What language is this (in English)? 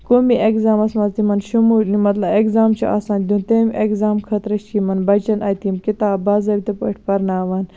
Kashmiri